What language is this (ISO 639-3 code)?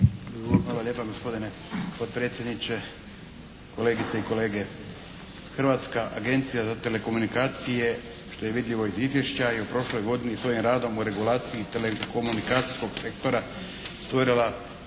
hrv